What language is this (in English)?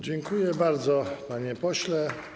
Polish